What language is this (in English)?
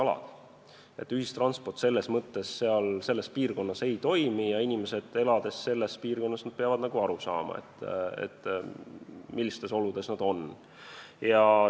Estonian